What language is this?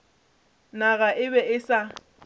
Northern Sotho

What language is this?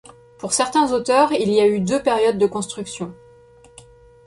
French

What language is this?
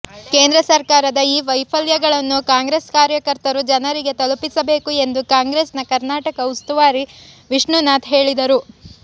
Kannada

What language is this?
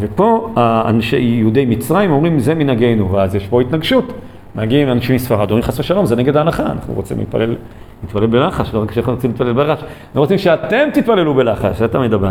Hebrew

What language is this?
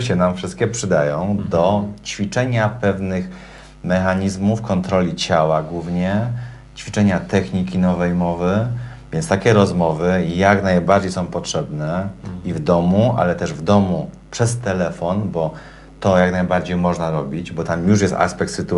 Polish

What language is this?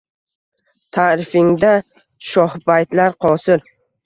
Uzbek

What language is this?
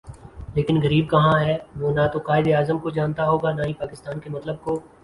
Urdu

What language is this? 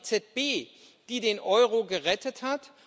German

